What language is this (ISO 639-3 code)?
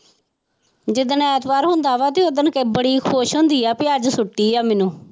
pan